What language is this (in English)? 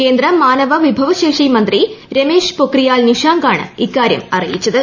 Malayalam